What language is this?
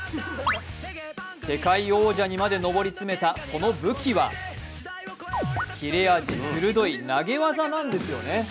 Japanese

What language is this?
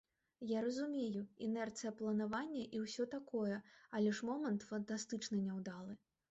Belarusian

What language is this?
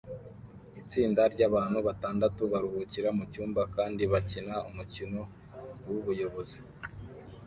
Kinyarwanda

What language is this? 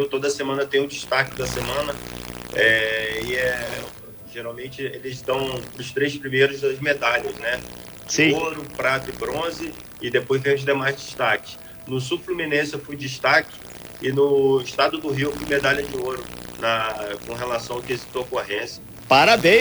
Portuguese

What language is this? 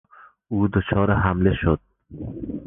Persian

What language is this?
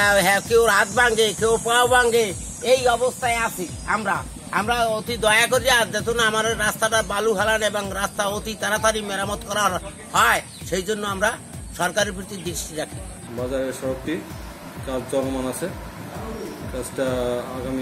Japanese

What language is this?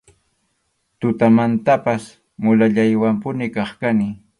Arequipa-La Unión Quechua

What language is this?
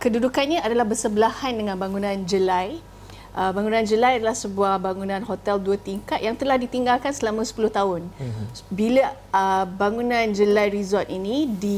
Malay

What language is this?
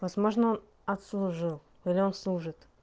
Russian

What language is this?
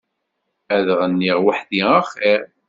Kabyle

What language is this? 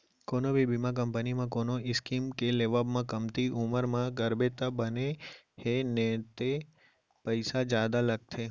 Chhattisgarhi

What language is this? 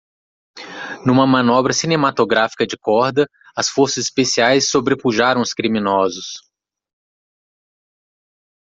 Portuguese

